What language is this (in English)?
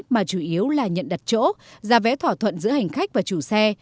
Vietnamese